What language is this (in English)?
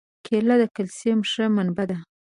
Pashto